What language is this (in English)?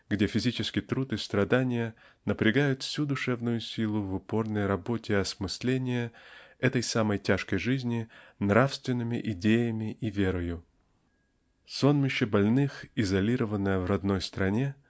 Russian